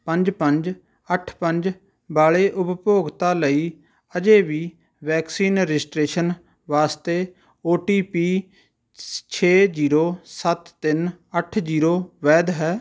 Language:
Punjabi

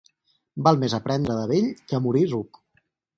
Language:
Catalan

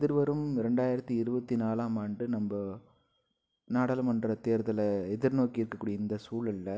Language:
Tamil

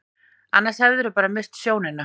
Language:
Icelandic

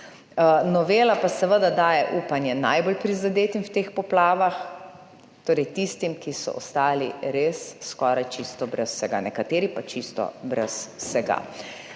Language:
Slovenian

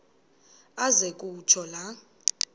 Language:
Xhosa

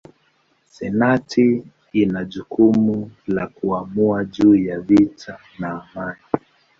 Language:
Swahili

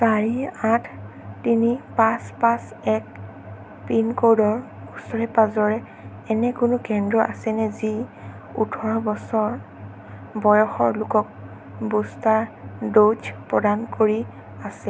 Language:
Assamese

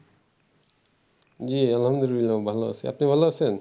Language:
Bangla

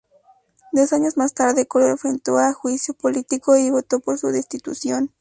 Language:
Spanish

